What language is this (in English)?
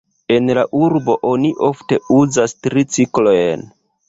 Esperanto